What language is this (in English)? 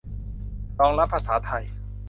Thai